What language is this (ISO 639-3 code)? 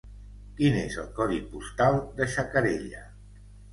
cat